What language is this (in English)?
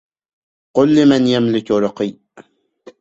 Arabic